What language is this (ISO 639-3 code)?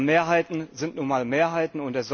deu